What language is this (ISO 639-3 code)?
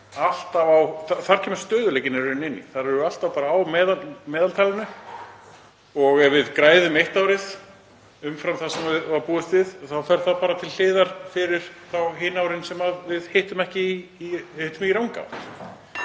isl